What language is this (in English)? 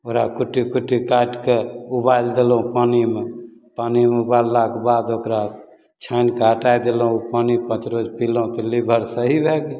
Maithili